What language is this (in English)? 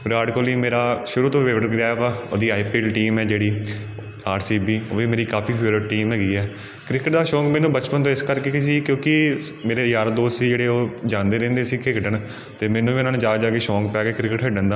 Punjabi